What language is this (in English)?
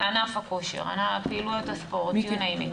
Hebrew